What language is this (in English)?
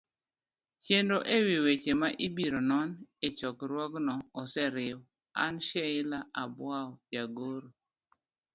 Luo (Kenya and Tanzania)